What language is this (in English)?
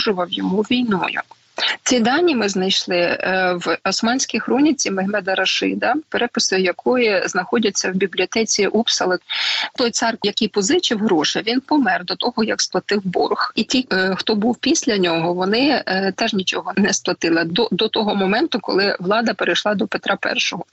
Ukrainian